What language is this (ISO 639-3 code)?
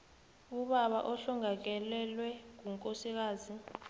nbl